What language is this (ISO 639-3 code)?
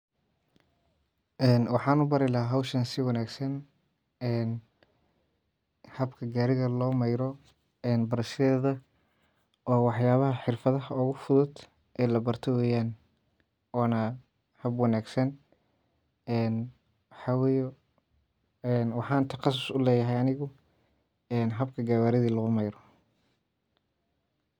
som